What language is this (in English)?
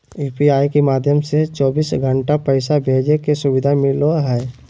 Magahi